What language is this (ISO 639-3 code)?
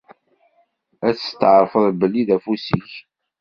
kab